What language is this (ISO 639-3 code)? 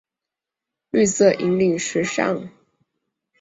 zho